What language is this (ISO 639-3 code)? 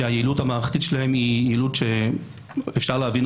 heb